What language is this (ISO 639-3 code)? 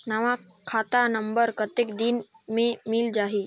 hne